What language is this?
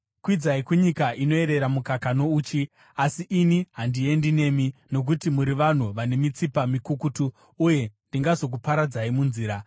Shona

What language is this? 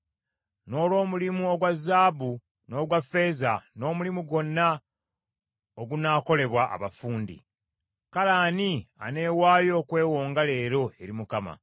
Ganda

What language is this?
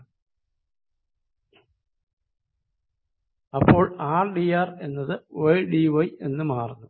Malayalam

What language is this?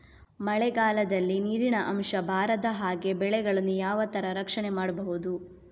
Kannada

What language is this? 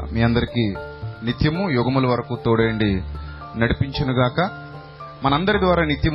Telugu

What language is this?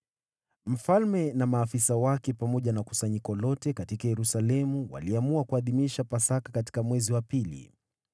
Swahili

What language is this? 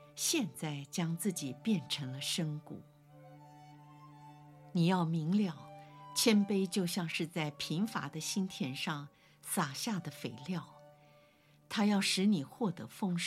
Chinese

